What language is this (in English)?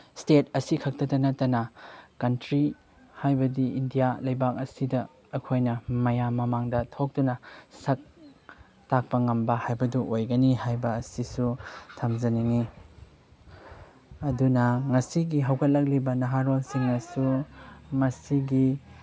Manipuri